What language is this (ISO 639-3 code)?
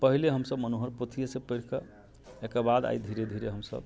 mai